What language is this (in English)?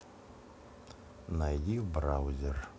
Russian